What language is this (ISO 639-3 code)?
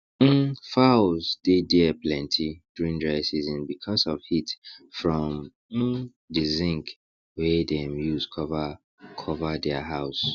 pcm